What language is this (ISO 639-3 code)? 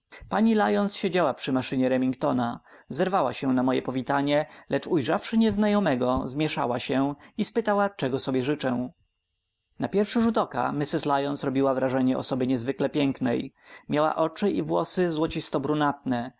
pol